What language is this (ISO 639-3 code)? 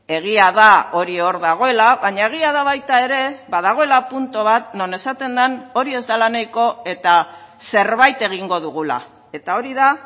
eus